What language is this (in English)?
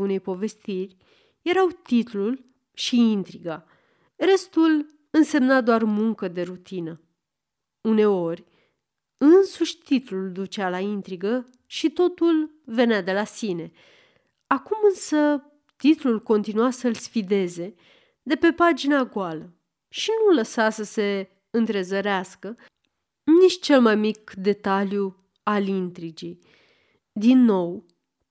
Romanian